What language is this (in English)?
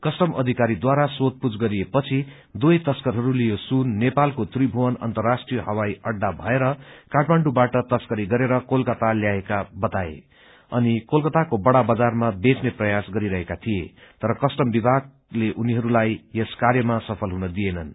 Nepali